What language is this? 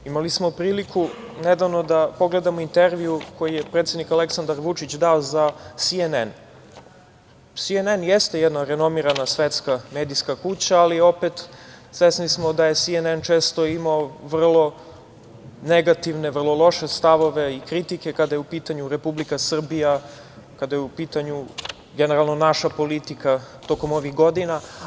Serbian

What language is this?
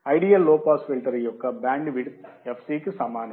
Telugu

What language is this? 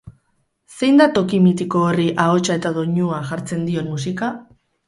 Basque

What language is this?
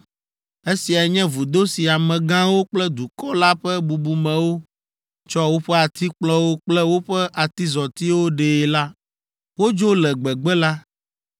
Ewe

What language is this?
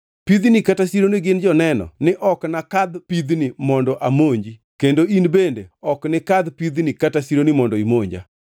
Luo (Kenya and Tanzania)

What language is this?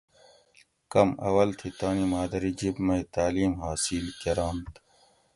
Gawri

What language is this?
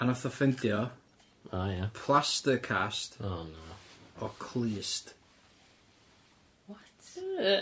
Welsh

